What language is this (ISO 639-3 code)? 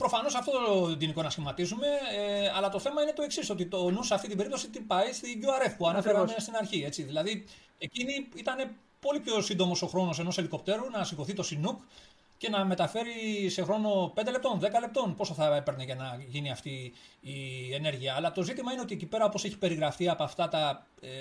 ell